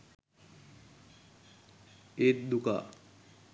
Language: Sinhala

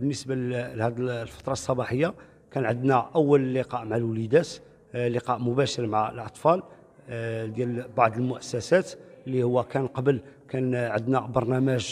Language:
Arabic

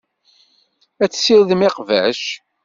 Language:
Kabyle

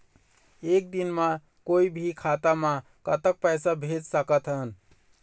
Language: Chhattisgarhi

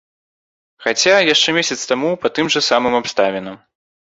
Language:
Belarusian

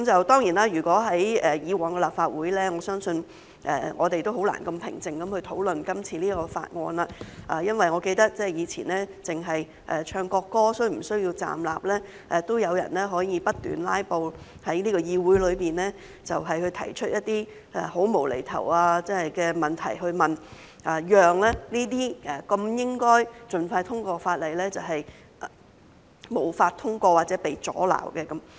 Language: Cantonese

